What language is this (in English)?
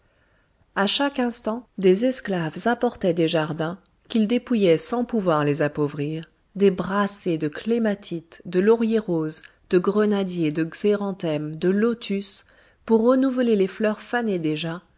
French